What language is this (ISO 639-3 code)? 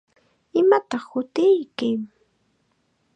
qxa